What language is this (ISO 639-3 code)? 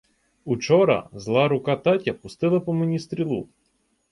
ukr